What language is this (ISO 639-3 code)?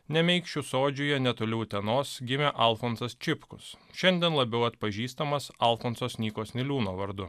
lit